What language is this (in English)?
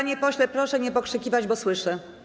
Polish